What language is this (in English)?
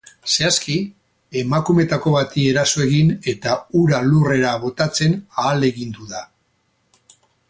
Basque